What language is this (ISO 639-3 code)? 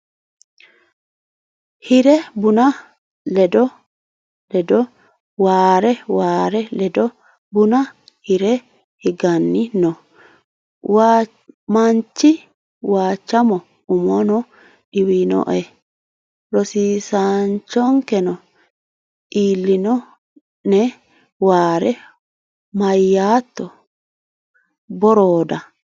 sid